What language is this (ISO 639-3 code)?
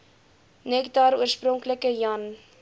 afr